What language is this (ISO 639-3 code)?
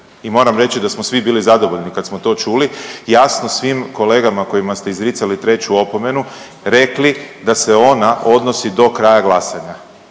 hrv